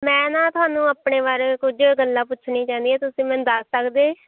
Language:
Punjabi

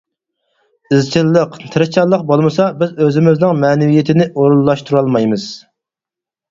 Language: Uyghur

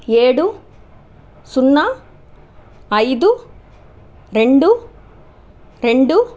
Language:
Telugu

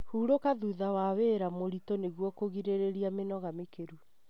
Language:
Kikuyu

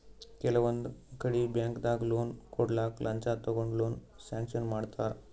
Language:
Kannada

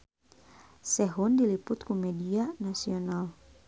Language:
Sundanese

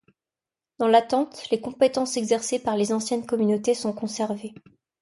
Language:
French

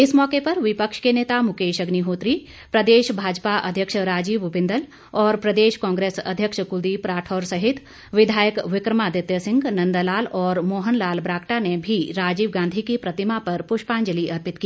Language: Hindi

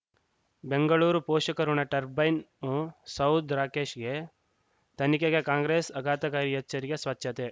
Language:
Kannada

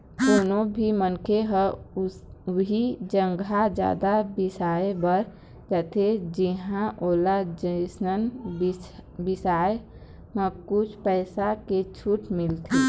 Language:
Chhattisgarhi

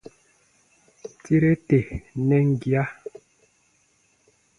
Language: Baatonum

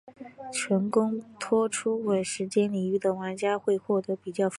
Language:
Chinese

